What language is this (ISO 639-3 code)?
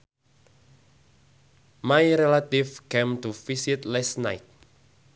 sun